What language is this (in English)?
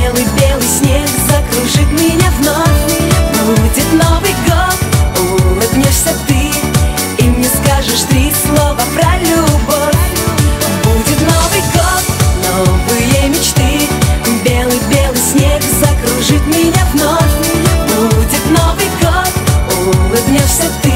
Russian